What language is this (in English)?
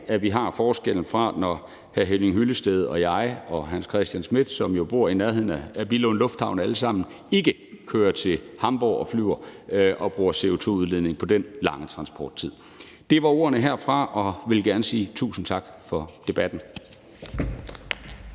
Danish